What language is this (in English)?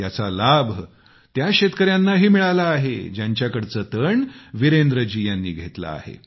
Marathi